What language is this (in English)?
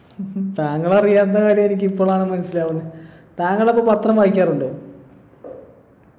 Malayalam